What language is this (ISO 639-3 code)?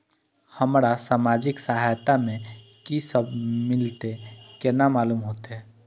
mai